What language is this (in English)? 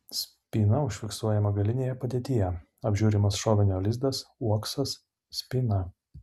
Lithuanian